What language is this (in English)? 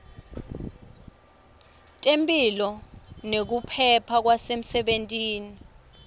Swati